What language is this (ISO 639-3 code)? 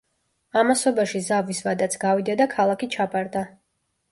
kat